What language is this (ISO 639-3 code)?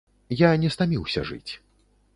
bel